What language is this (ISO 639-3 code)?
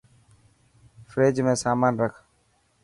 mki